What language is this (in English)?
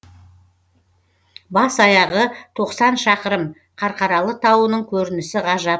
Kazakh